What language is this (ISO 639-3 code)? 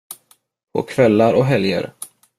swe